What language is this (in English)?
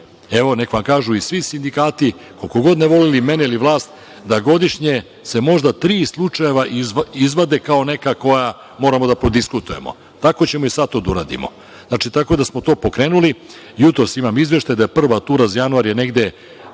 Serbian